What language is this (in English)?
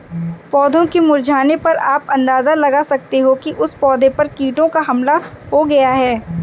Hindi